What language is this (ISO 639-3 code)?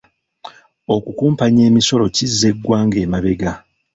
lug